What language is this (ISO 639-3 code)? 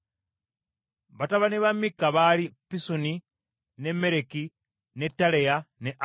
lug